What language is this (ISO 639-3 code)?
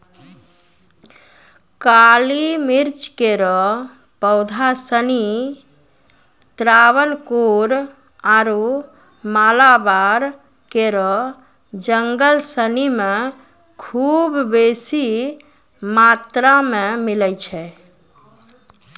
mai